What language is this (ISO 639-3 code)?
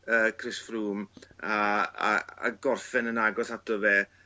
cym